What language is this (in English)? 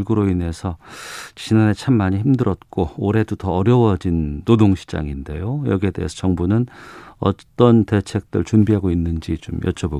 Korean